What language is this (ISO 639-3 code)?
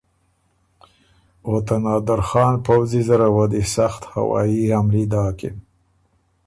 oru